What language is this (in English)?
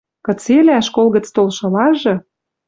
Western Mari